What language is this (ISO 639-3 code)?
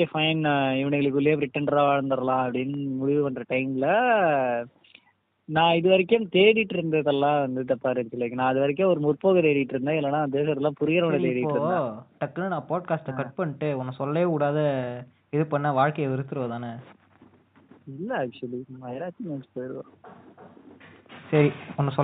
tam